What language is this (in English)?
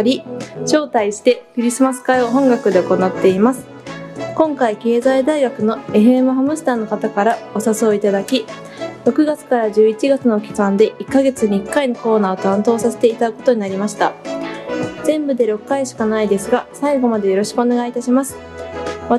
Japanese